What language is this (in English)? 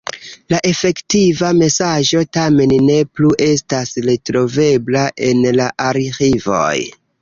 Esperanto